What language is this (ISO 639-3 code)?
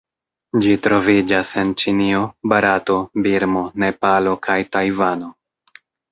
epo